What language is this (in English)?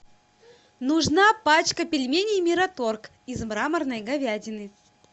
Russian